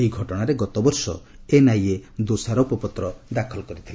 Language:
Odia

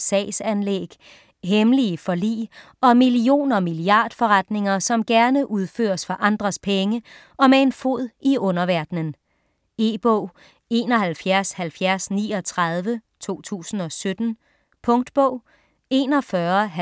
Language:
Danish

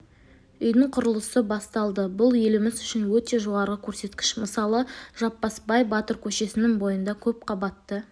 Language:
Kazakh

